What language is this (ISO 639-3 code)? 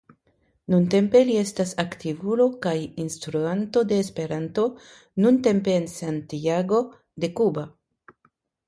epo